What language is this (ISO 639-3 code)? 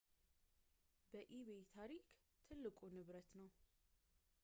amh